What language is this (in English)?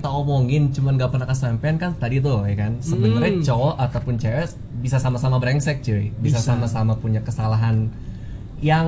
Indonesian